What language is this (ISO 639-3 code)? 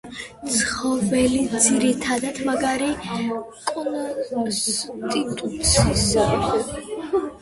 kat